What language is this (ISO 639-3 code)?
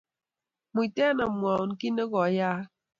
kln